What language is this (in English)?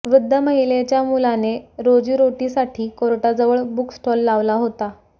Marathi